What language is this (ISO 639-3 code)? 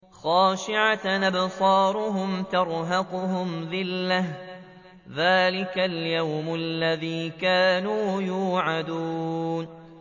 ara